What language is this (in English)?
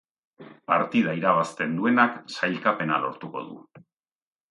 Basque